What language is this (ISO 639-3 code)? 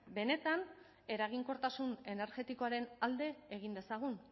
eus